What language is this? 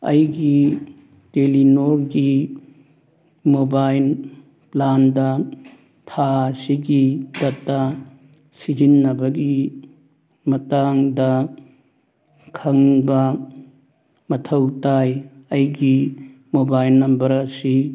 Manipuri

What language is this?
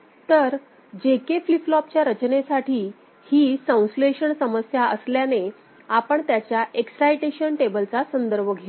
Marathi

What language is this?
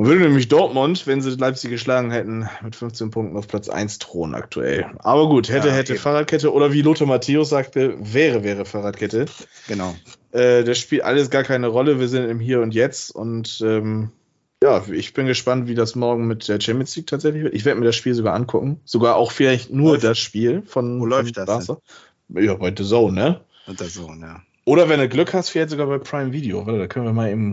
German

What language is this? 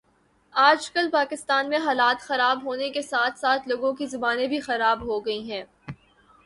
Urdu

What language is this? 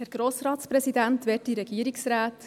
Swiss German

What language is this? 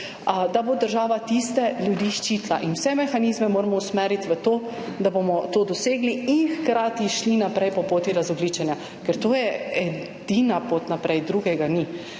Slovenian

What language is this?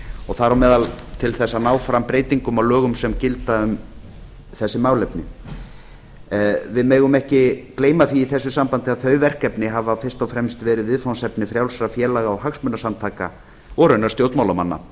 Icelandic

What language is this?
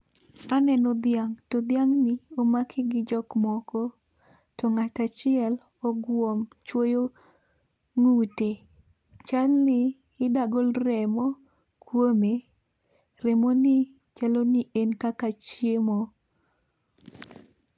Luo (Kenya and Tanzania)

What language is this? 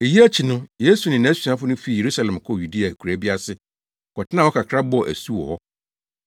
Akan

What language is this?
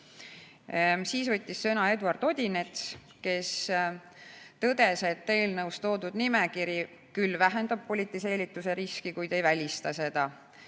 Estonian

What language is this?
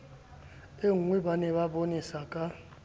Southern Sotho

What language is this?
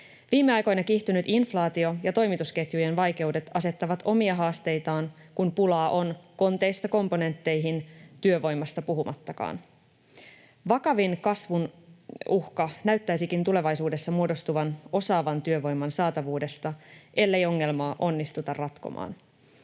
Finnish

